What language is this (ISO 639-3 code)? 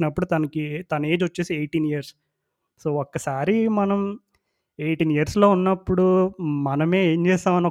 tel